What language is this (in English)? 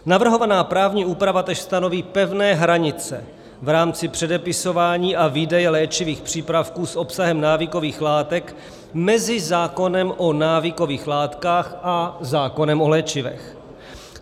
Czech